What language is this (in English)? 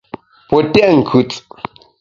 Bamun